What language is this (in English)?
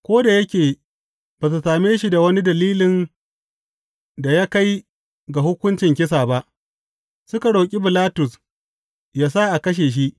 Hausa